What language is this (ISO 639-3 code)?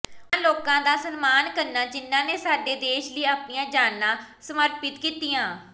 pan